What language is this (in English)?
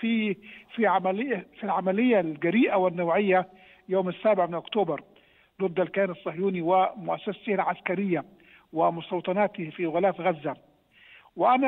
Arabic